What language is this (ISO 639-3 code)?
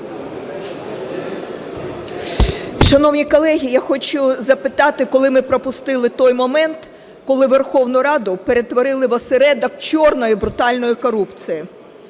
ukr